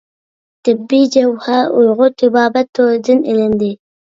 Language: Uyghur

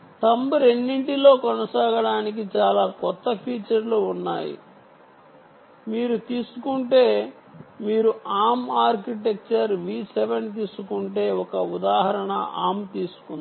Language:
Telugu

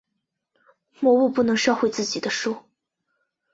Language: Chinese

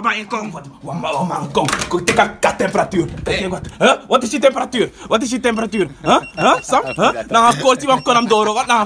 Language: Dutch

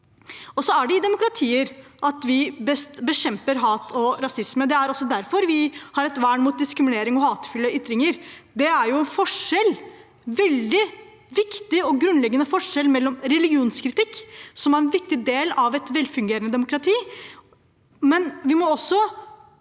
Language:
Norwegian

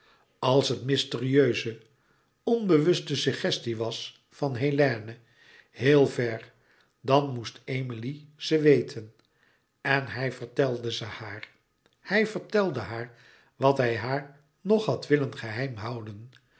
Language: Dutch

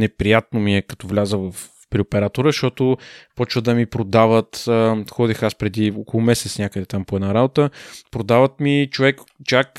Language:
Bulgarian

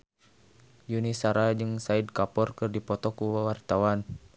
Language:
Sundanese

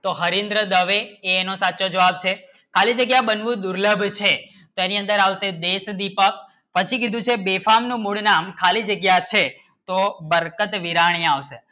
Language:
Gujarati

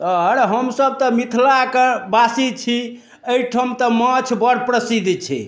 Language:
Maithili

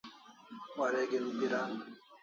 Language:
Kalasha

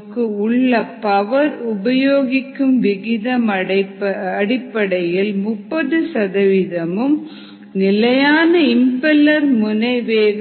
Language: Tamil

